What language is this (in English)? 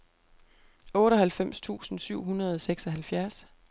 Danish